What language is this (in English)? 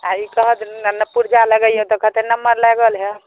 Maithili